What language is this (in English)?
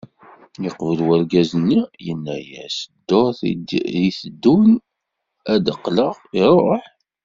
Kabyle